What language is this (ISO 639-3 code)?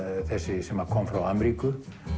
isl